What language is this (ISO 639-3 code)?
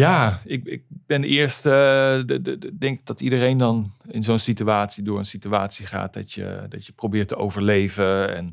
nld